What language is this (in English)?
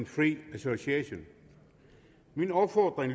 Danish